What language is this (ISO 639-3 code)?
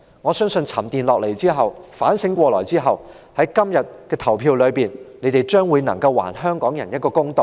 yue